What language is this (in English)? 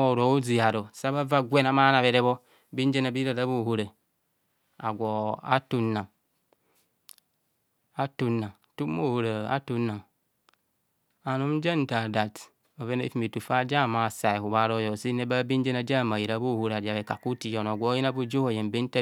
Kohumono